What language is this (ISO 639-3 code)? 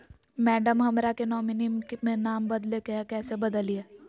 mag